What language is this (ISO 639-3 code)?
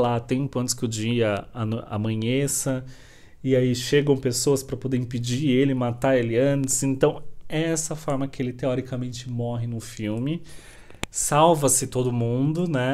por